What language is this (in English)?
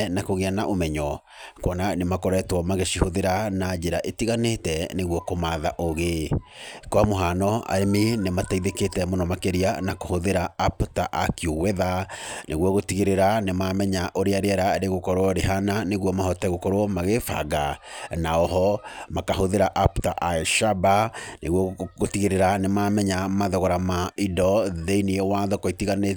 Kikuyu